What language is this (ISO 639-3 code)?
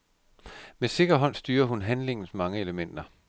dan